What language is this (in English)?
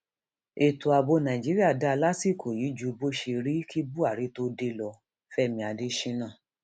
Yoruba